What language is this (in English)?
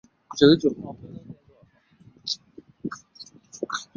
Chinese